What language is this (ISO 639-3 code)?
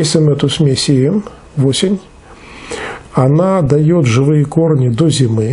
rus